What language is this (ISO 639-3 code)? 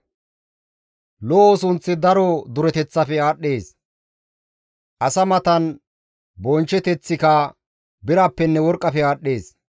gmv